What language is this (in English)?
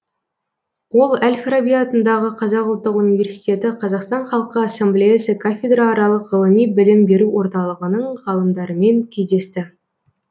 Kazakh